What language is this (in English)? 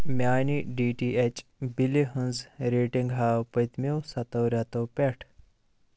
Kashmiri